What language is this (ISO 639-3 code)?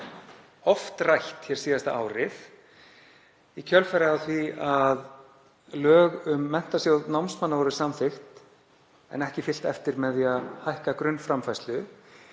isl